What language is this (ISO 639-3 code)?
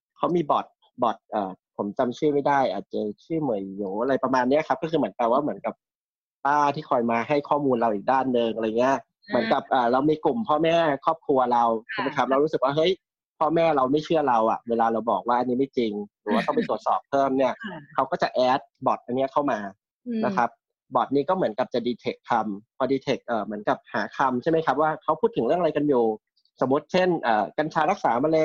tha